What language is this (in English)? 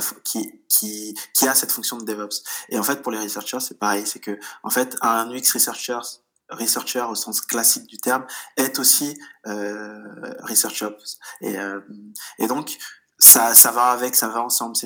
French